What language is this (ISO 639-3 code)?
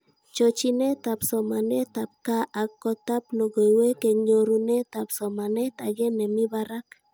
kln